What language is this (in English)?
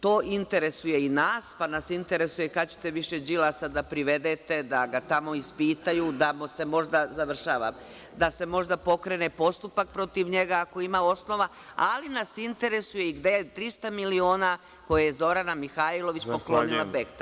Serbian